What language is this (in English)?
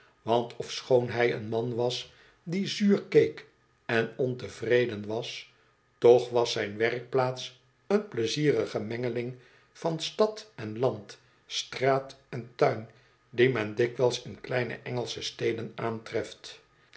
Dutch